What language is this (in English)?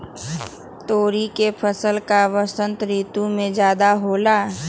Magahi